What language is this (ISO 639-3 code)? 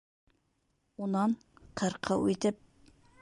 bak